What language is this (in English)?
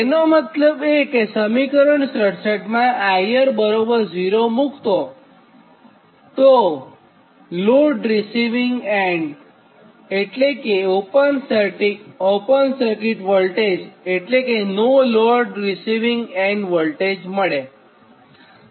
Gujarati